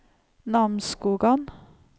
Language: Norwegian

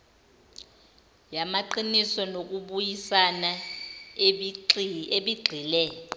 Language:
Zulu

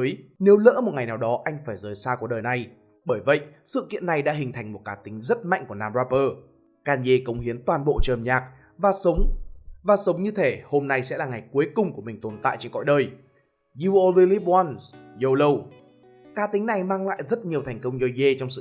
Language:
Vietnamese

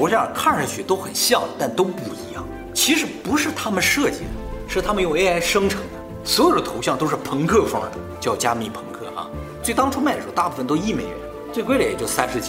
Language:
Chinese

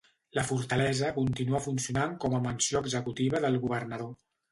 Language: Catalan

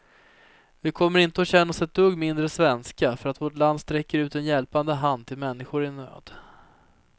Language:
Swedish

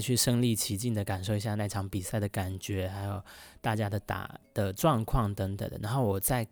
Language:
Chinese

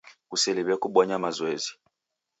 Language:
Taita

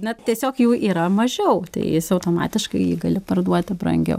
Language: Lithuanian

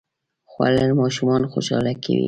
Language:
Pashto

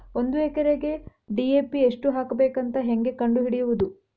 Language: Kannada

